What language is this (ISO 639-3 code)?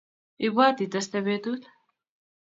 kln